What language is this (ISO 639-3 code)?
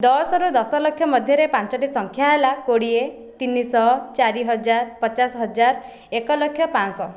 ori